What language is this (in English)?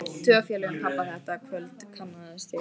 Icelandic